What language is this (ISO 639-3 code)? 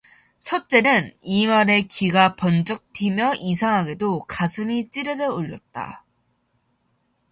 kor